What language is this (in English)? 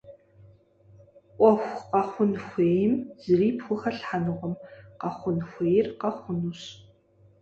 Kabardian